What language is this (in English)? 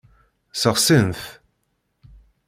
Kabyle